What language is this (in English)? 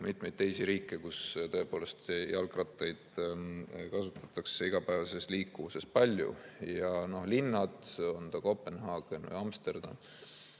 Estonian